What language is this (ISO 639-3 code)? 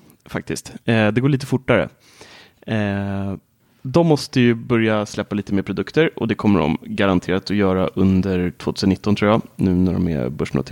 swe